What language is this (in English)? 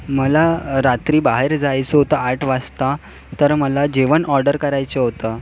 Marathi